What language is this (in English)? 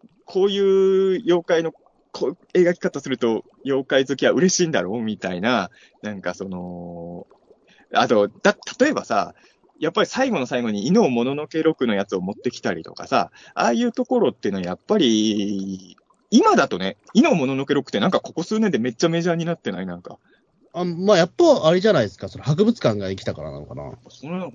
Japanese